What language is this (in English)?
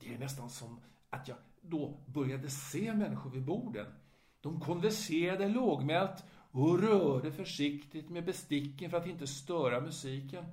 Swedish